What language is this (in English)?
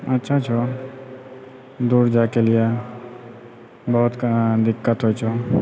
Maithili